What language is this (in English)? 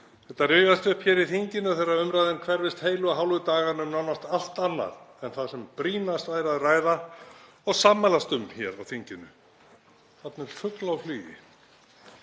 Icelandic